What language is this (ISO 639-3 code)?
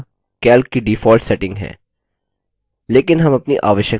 hin